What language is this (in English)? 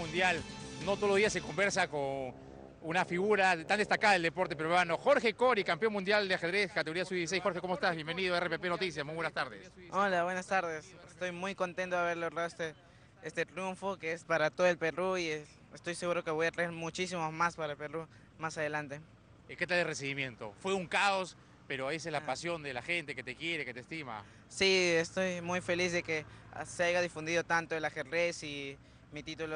Spanish